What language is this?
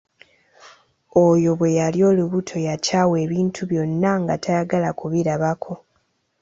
Ganda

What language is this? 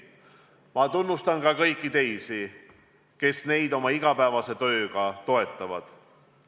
Estonian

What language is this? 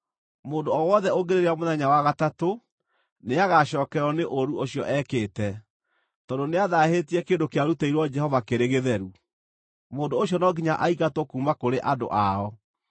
Kikuyu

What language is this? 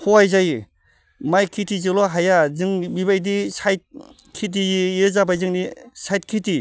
Bodo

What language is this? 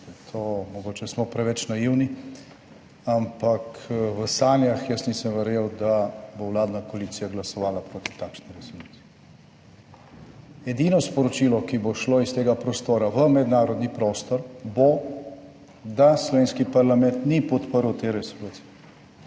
Slovenian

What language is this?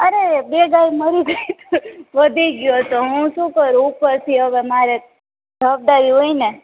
Gujarati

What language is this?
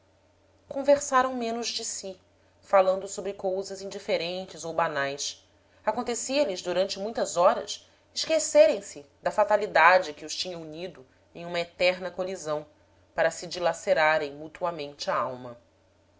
Portuguese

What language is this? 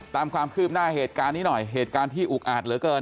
Thai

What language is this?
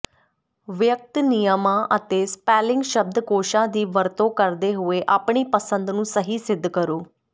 Punjabi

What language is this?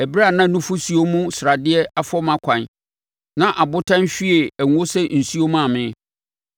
Akan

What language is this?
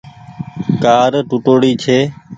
Goaria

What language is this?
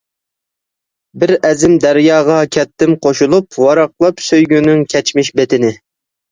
Uyghur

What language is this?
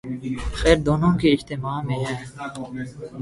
Urdu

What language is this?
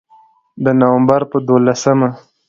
Pashto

